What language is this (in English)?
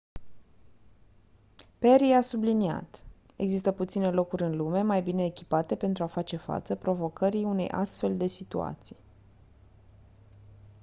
Romanian